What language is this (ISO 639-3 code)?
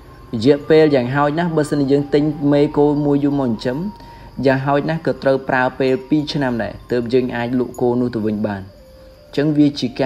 vie